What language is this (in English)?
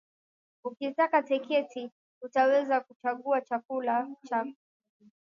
Swahili